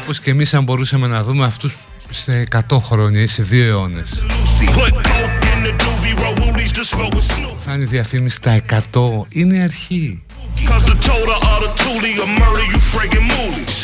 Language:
Greek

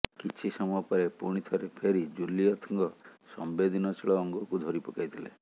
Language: Odia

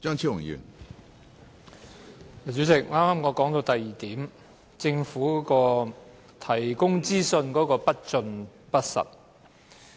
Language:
Cantonese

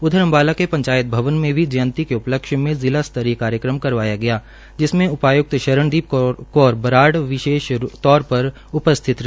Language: Hindi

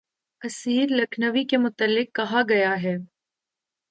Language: Urdu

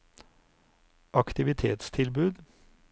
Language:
Norwegian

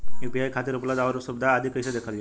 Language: Bhojpuri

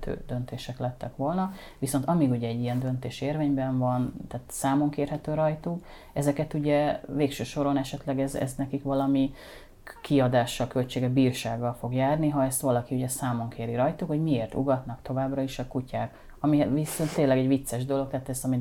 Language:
Hungarian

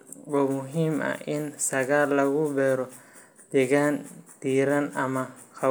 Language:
Somali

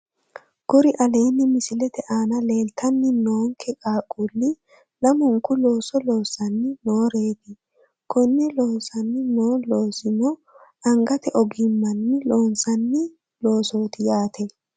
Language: Sidamo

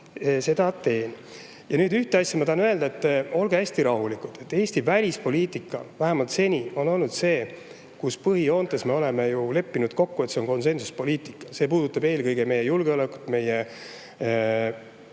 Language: Estonian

